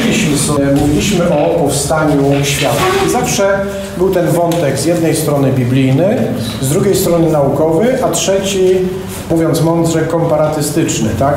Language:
Polish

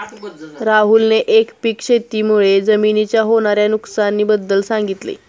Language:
Marathi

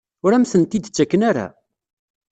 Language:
Kabyle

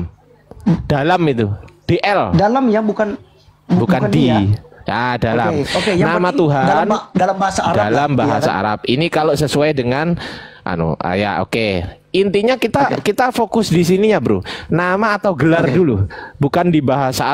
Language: Indonesian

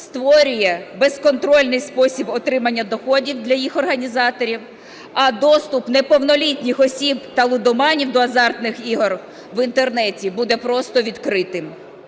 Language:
Ukrainian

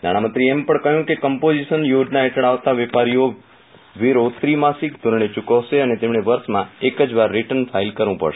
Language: Gujarati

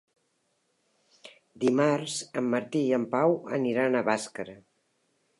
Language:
Catalan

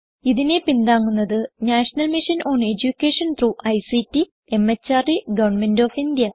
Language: Malayalam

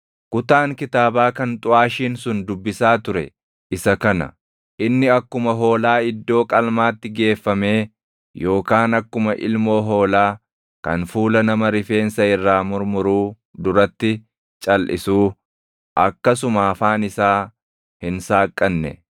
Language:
Oromo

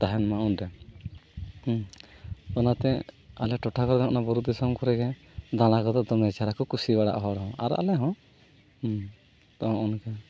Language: Santali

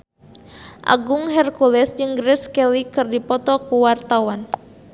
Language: Sundanese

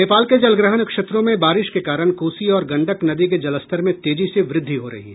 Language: Hindi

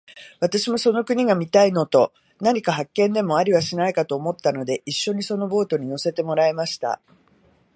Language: Japanese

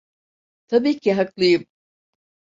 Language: Turkish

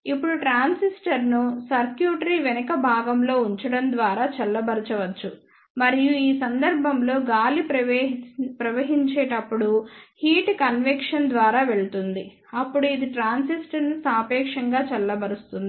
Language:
Telugu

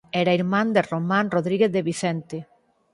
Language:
Galician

